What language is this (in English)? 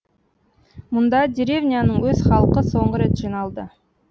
Kazakh